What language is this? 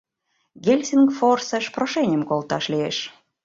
Mari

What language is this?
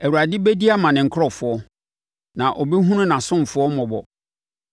Akan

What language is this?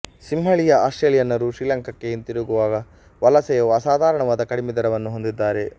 Kannada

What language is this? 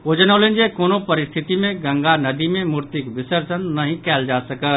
Maithili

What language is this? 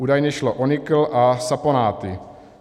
Czech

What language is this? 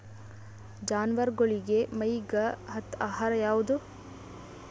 Kannada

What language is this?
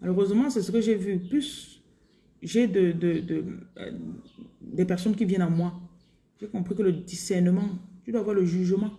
French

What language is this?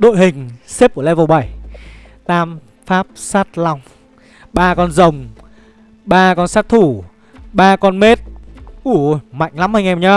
Vietnamese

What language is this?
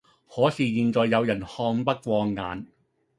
Cantonese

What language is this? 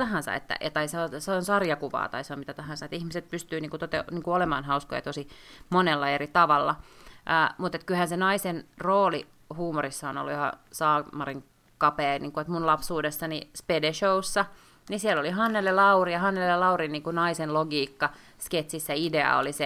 Finnish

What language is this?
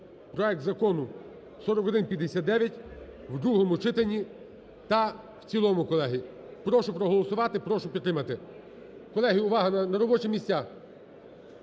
Ukrainian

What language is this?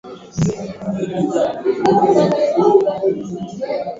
Swahili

